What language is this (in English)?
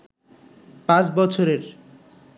Bangla